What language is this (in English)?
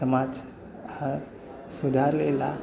Marathi